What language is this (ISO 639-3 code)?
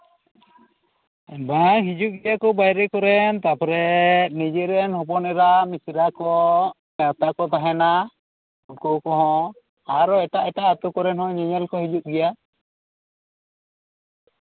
sat